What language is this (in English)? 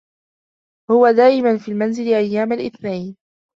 Arabic